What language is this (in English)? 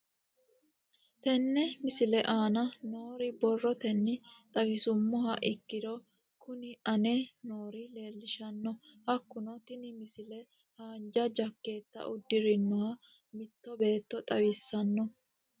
Sidamo